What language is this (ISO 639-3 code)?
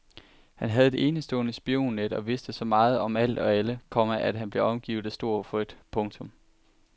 dan